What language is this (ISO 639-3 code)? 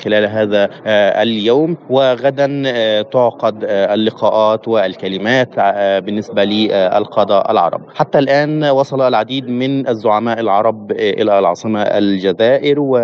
ara